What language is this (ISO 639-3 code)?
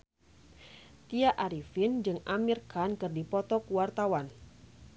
sun